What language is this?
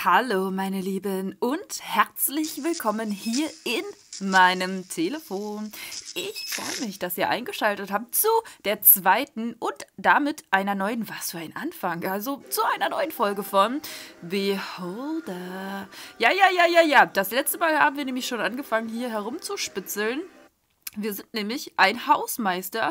German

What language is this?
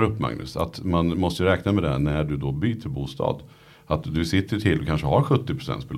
Swedish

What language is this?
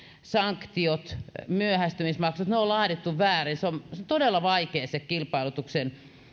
Finnish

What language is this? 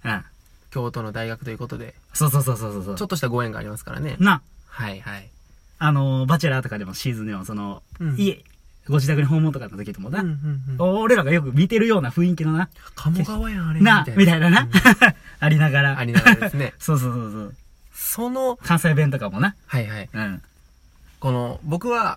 Japanese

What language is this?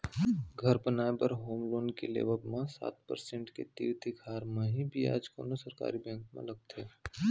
Chhattisgarhi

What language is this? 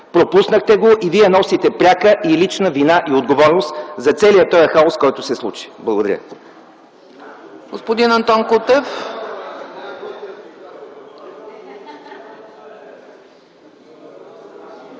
Bulgarian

